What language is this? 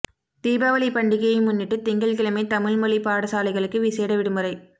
Tamil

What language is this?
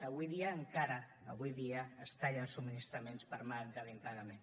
Catalan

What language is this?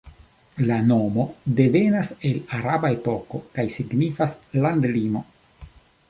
Esperanto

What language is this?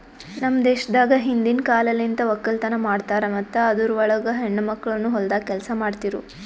Kannada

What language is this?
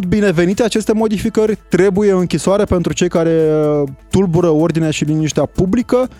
Romanian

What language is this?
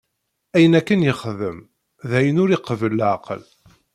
Kabyle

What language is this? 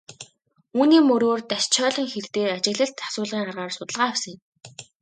Mongolian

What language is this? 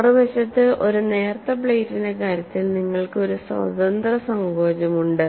Malayalam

